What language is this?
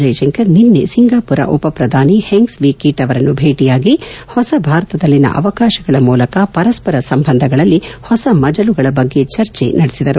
Kannada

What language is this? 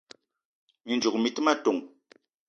Eton (Cameroon)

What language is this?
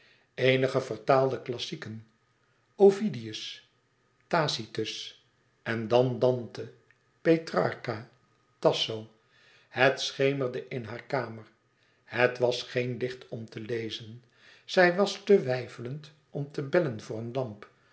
Dutch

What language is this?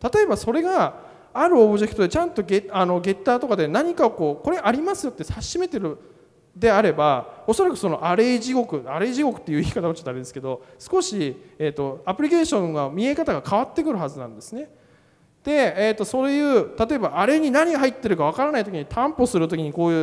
Japanese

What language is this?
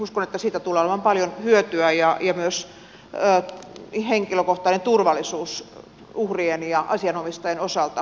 Finnish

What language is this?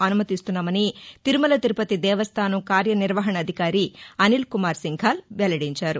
Telugu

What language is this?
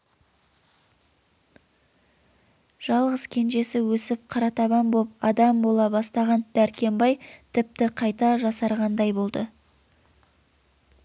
Kazakh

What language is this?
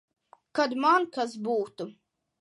Latvian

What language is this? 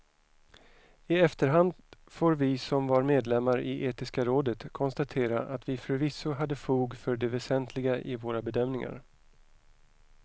Swedish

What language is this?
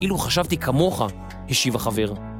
Hebrew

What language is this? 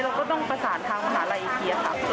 Thai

